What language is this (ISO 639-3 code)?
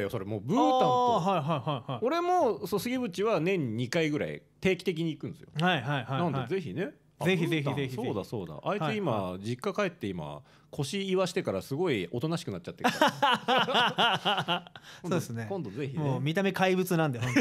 jpn